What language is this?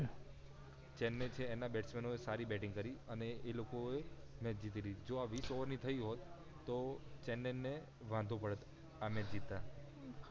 Gujarati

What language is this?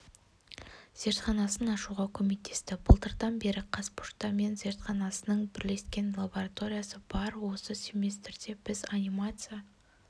Kazakh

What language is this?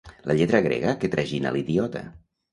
Catalan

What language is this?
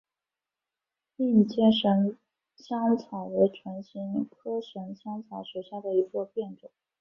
Chinese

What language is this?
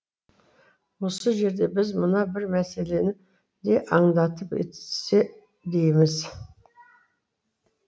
Kazakh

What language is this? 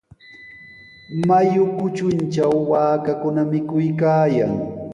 Sihuas Ancash Quechua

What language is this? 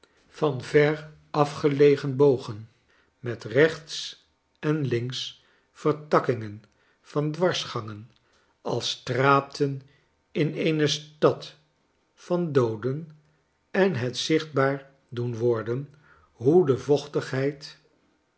Dutch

